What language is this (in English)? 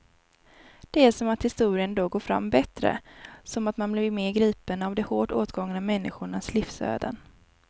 Swedish